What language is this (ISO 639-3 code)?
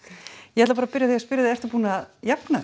isl